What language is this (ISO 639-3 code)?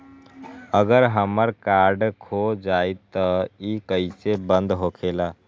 mag